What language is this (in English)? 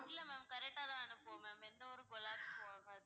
Tamil